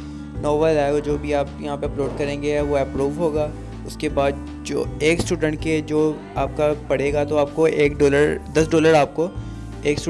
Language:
Urdu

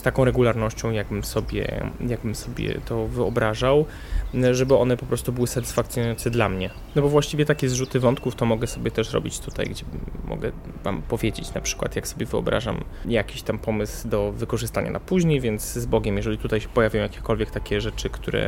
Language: Polish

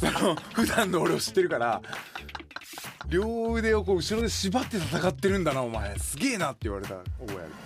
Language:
Japanese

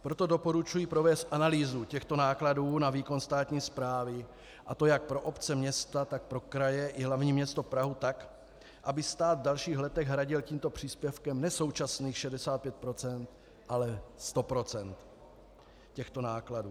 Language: Czech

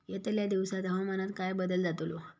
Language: Marathi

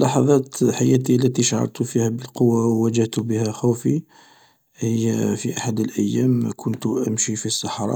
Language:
Algerian Arabic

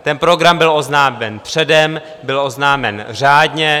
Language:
Czech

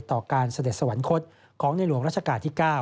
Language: Thai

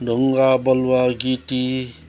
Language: Nepali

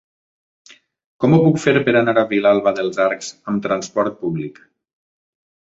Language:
Catalan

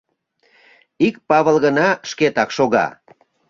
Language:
Mari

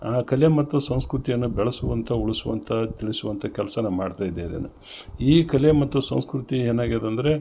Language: Kannada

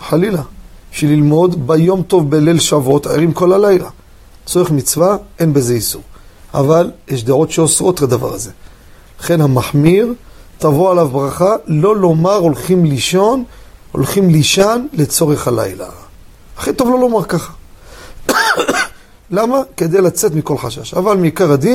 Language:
Hebrew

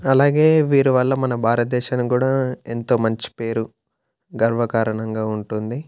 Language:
Telugu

